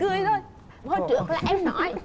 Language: Vietnamese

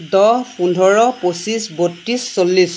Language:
Assamese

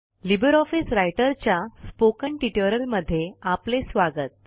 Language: Marathi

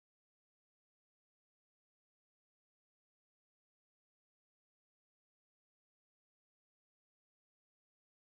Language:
Somali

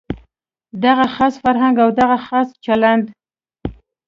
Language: Pashto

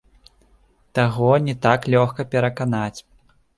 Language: Belarusian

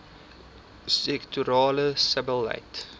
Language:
Afrikaans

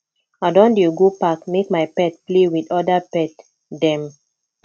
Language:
Nigerian Pidgin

